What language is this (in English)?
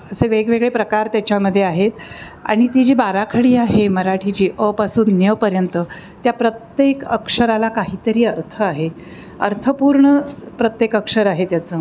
Marathi